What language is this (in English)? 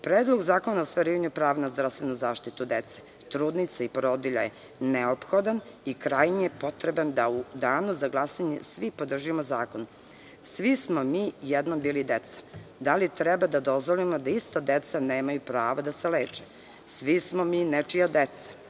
Serbian